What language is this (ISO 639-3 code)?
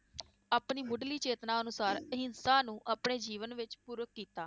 pan